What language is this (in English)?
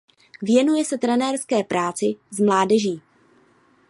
Czech